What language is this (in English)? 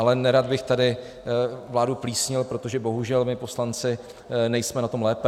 Czech